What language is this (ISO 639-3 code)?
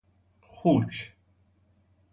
fas